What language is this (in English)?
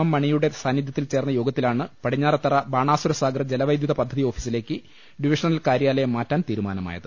Malayalam